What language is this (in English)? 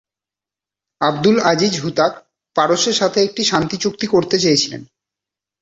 Bangla